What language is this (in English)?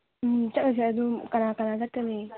Manipuri